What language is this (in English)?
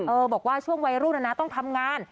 Thai